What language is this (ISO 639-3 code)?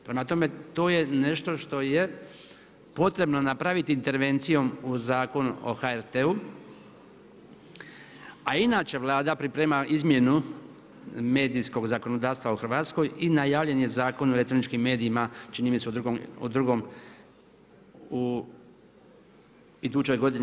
hrv